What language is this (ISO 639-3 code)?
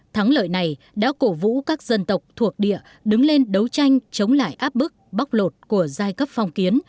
vie